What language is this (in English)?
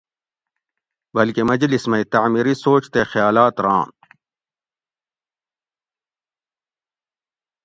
Gawri